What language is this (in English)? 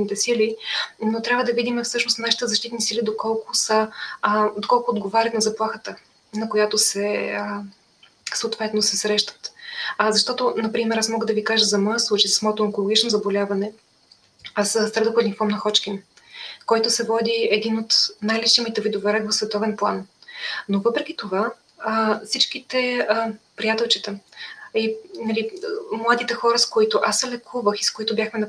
Bulgarian